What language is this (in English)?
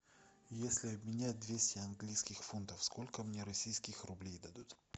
Russian